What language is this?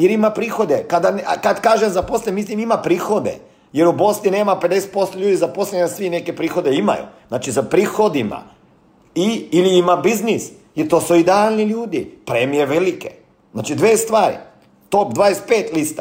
Croatian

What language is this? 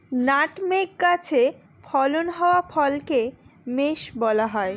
Bangla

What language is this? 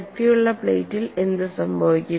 Malayalam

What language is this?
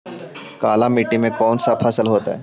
Magahi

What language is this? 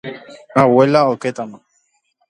Guarani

